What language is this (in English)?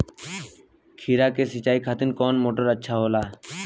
Bhojpuri